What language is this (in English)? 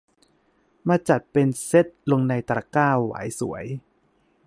Thai